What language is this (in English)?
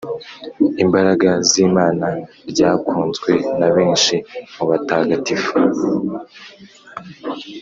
Kinyarwanda